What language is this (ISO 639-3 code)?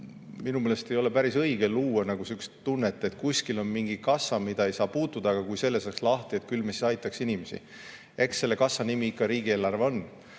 est